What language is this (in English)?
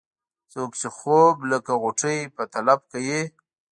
Pashto